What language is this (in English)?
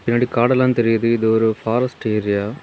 Tamil